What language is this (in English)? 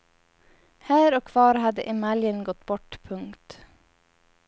Swedish